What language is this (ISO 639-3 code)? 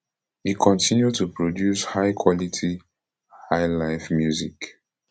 pcm